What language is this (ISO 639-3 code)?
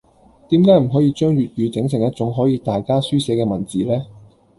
yue